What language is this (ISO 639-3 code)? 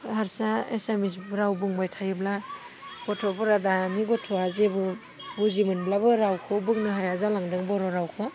brx